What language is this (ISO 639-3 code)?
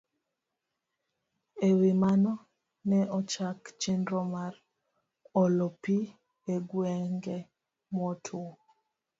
luo